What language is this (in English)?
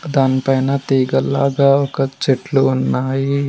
Telugu